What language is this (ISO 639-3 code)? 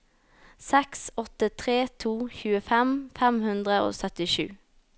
nor